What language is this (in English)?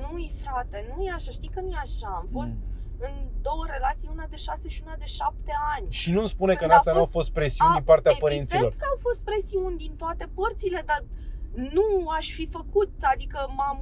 Romanian